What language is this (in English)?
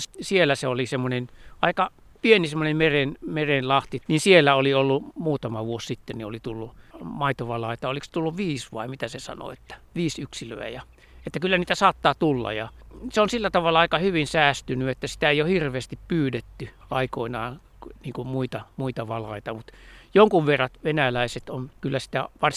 Finnish